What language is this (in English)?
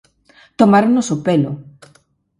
Galician